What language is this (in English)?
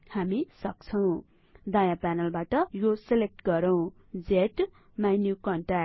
Nepali